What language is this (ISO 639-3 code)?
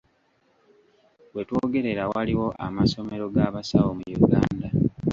lug